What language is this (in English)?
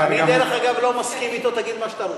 Hebrew